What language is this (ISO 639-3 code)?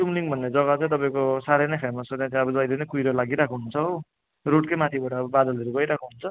nep